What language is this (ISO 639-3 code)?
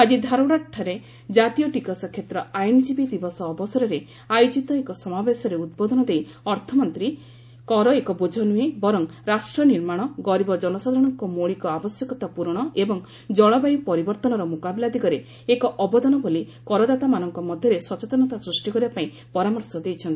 ori